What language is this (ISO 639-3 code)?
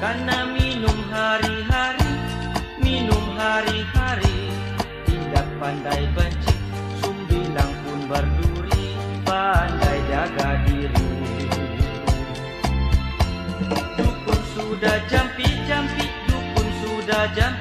msa